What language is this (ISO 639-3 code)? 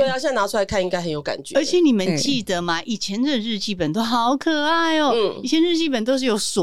zho